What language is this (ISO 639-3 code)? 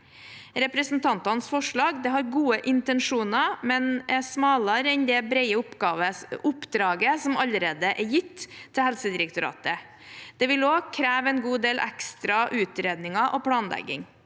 nor